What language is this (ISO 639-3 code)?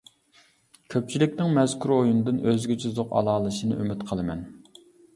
uig